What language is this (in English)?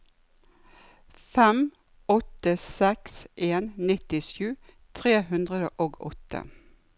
Norwegian